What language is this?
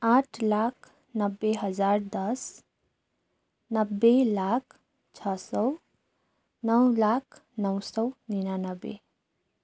Nepali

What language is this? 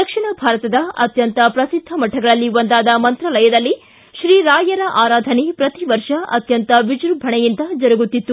Kannada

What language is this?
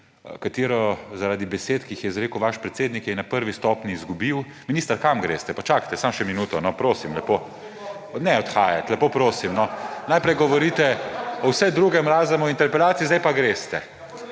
Slovenian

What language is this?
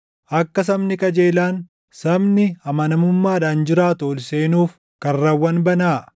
Oromo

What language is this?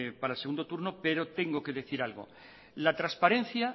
Spanish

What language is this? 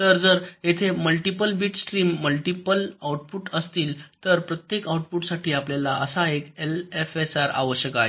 Marathi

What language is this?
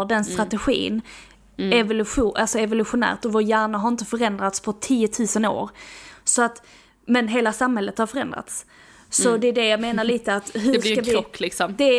Swedish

